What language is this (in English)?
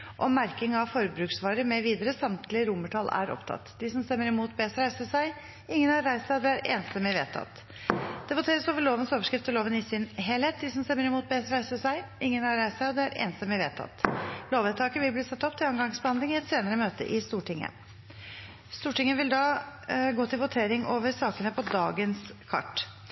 Norwegian Bokmål